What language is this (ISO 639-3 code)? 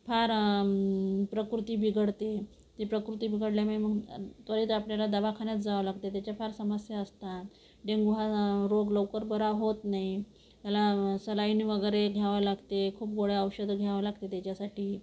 mar